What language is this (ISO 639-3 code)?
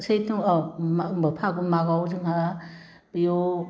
brx